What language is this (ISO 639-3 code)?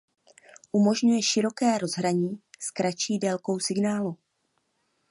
ces